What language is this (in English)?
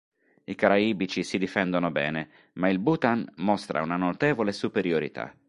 Italian